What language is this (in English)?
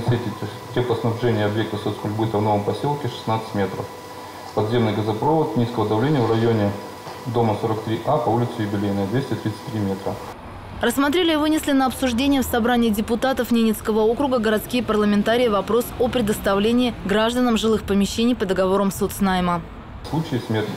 Russian